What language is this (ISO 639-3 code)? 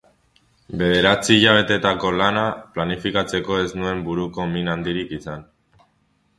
eus